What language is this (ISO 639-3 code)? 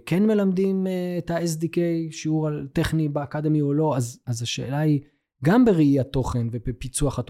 heb